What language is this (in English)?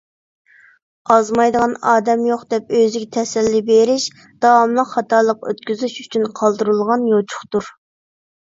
Uyghur